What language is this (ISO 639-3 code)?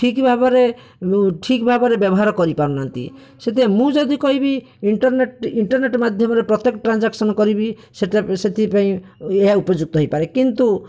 ori